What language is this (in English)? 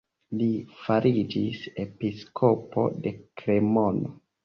Esperanto